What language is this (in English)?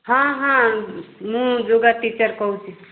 Odia